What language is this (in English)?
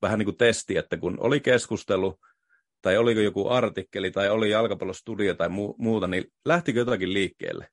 Finnish